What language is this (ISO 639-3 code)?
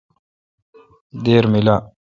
xka